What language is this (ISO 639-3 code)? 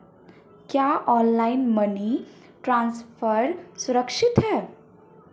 hin